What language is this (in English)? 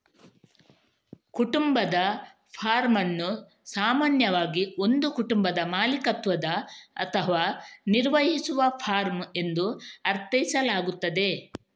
Kannada